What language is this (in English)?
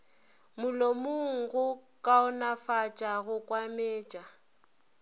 Northern Sotho